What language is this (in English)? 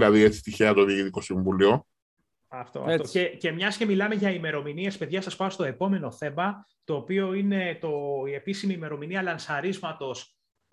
Greek